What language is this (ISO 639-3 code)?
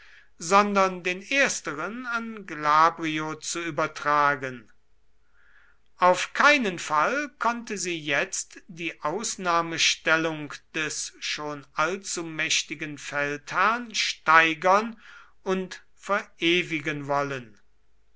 deu